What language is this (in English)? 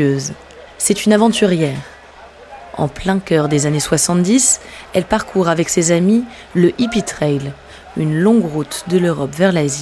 French